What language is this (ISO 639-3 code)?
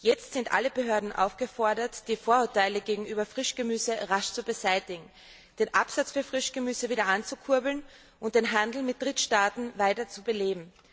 deu